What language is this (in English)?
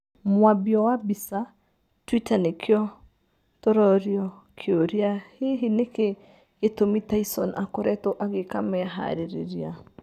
Kikuyu